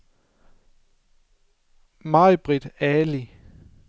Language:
Danish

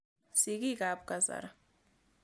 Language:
Kalenjin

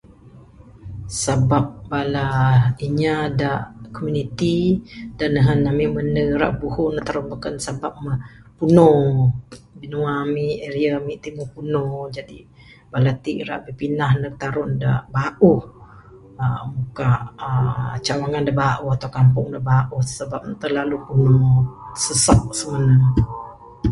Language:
Bukar-Sadung Bidayuh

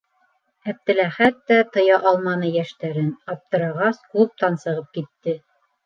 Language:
Bashkir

